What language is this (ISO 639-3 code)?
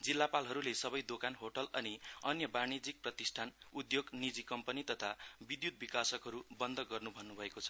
nep